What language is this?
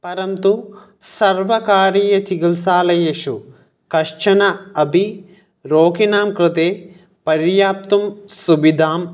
Sanskrit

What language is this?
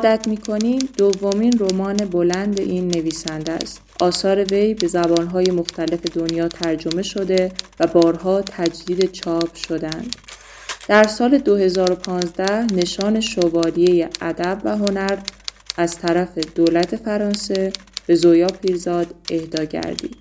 Persian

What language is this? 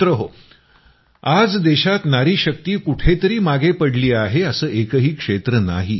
Marathi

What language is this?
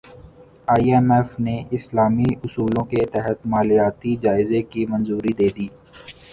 Urdu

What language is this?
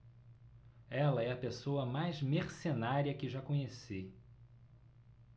Portuguese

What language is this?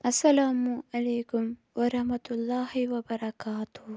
Kashmiri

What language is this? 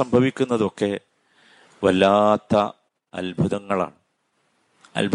Malayalam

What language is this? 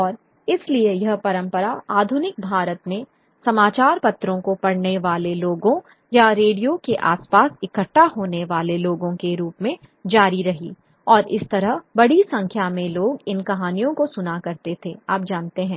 Hindi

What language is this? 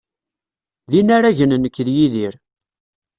Kabyle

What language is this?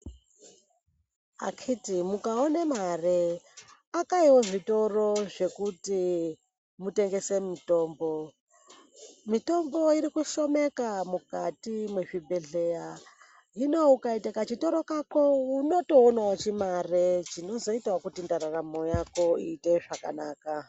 Ndau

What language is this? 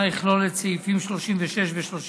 Hebrew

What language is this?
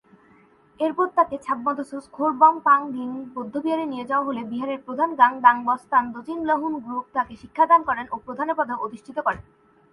Bangla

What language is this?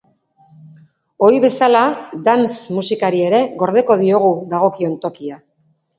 Basque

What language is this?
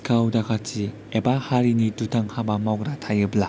Bodo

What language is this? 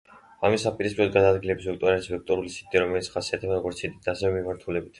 Georgian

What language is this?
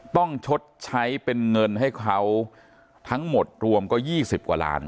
Thai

